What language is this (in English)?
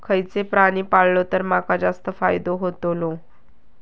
Marathi